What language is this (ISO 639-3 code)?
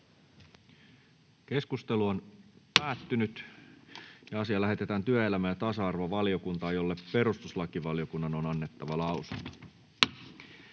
fin